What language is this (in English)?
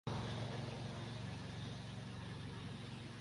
Urdu